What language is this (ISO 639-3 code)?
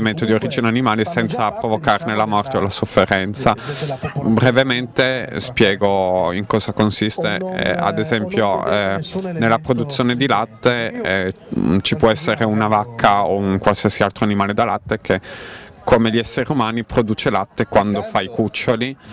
ita